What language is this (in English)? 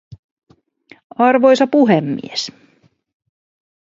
Finnish